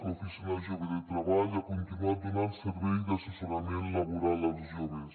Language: Catalan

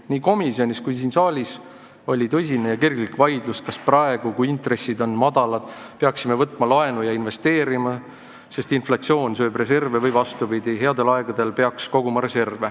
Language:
Estonian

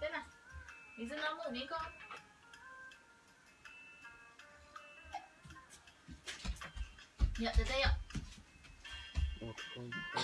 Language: Vietnamese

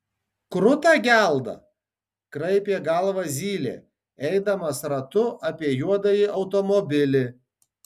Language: Lithuanian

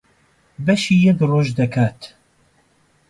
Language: Central Kurdish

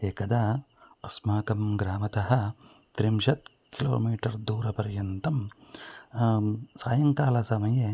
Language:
Sanskrit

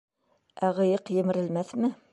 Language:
Bashkir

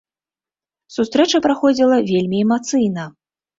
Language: Belarusian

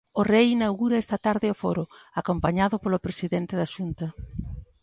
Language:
Galician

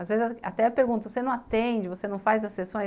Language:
Portuguese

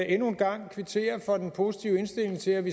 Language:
Danish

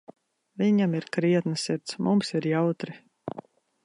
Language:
Latvian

